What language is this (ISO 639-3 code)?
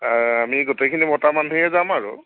asm